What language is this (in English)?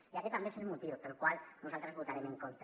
Catalan